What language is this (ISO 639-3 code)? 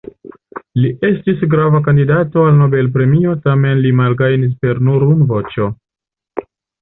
epo